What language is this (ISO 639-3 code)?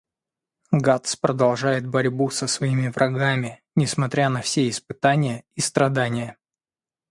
rus